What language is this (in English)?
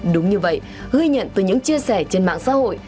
Vietnamese